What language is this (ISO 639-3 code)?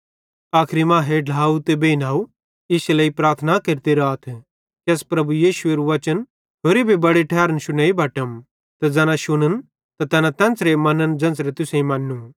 bhd